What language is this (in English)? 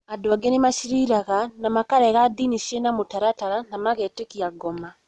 Kikuyu